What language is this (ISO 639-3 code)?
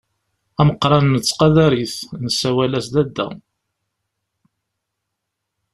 kab